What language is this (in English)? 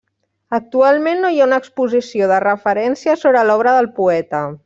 Catalan